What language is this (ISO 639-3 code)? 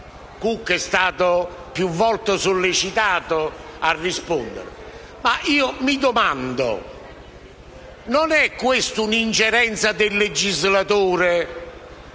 ita